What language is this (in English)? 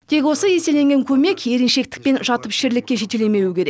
Kazakh